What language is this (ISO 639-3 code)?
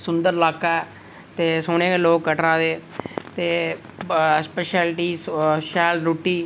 doi